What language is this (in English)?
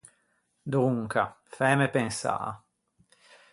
Ligurian